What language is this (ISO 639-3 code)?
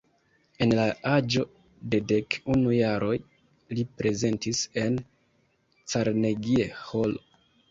epo